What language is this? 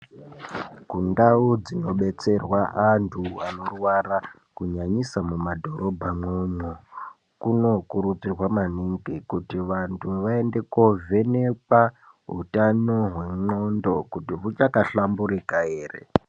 Ndau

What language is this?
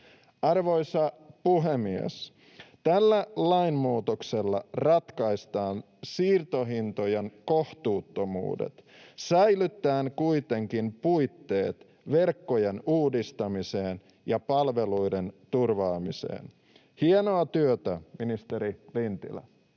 Finnish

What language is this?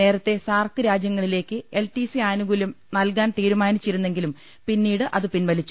Malayalam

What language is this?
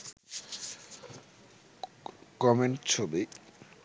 Bangla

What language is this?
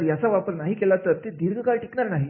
Marathi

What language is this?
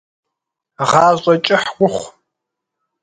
Kabardian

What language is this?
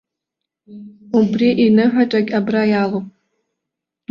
Abkhazian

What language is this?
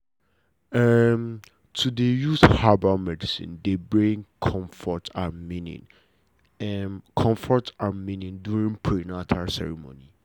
Nigerian Pidgin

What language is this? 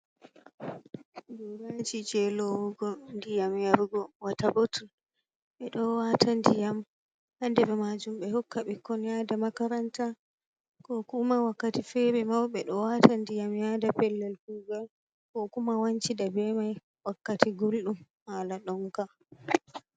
Fula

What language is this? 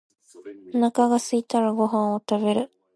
Japanese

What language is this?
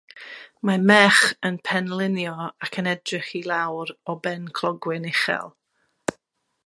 Welsh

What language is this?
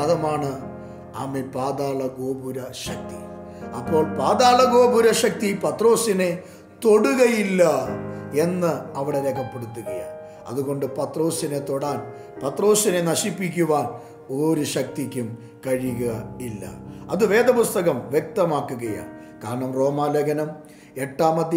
Malayalam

